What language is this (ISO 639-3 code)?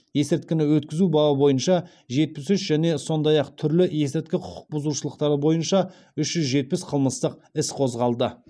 kaz